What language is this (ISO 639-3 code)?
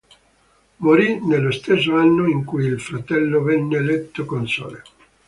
ita